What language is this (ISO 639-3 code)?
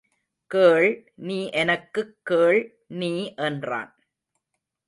tam